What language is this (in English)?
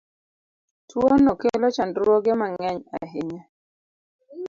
Luo (Kenya and Tanzania)